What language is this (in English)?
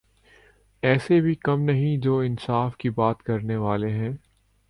Urdu